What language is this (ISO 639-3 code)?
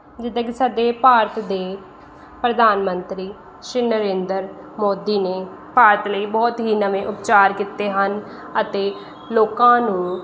pan